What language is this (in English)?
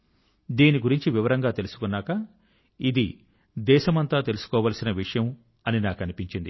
Telugu